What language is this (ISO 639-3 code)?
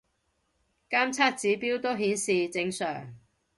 yue